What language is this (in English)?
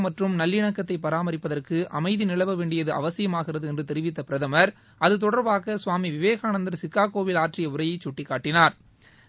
Tamil